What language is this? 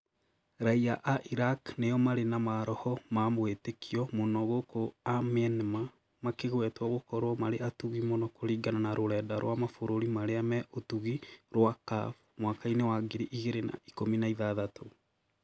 Kikuyu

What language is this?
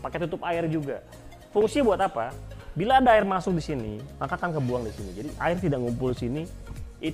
Indonesian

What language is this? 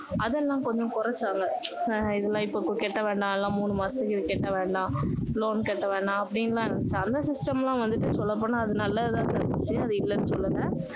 Tamil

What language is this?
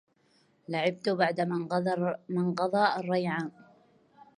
Arabic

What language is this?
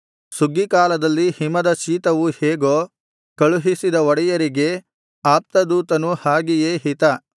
Kannada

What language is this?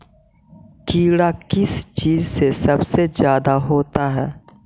Magahi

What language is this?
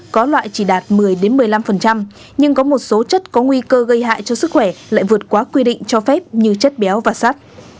Vietnamese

